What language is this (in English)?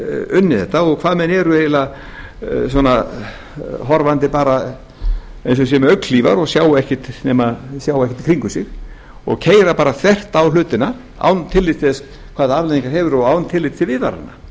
Icelandic